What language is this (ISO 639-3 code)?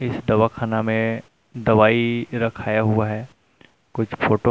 hin